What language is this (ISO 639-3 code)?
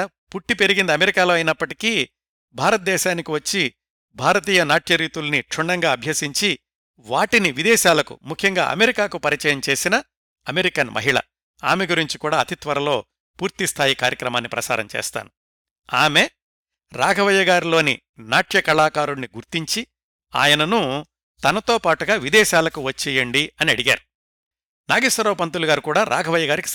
tel